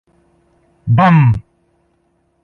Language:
Greek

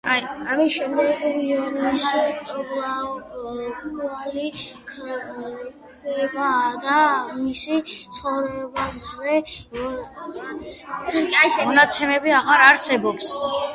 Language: Georgian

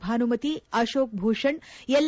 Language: Kannada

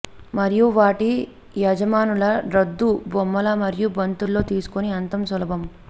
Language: Telugu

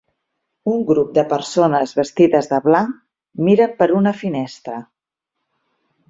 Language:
Catalan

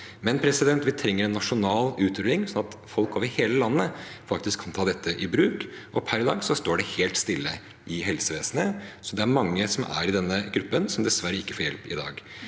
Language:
Norwegian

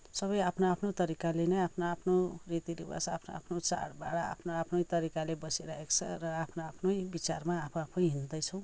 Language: Nepali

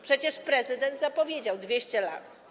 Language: Polish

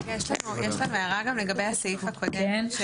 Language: Hebrew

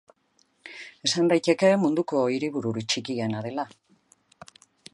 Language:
Basque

